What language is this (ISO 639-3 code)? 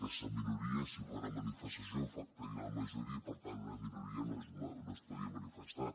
cat